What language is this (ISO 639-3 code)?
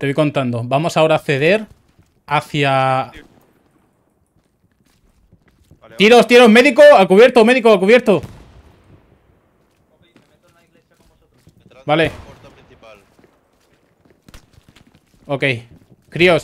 spa